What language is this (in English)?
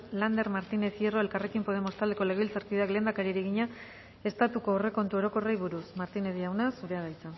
Basque